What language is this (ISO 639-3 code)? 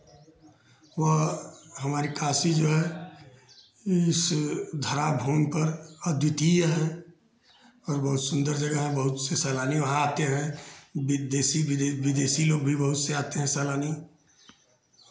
hin